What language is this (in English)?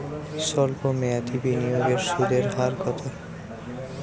Bangla